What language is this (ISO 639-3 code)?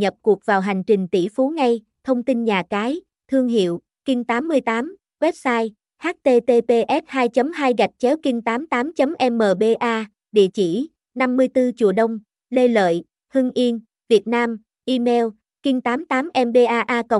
vie